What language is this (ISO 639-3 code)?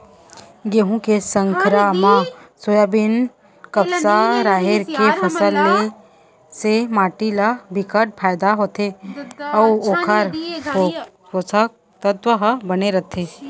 hne